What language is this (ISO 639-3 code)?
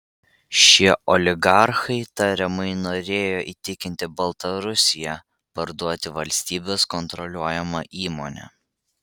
lit